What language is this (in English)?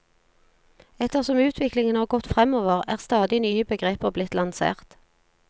Norwegian